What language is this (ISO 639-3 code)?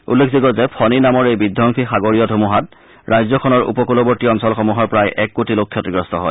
asm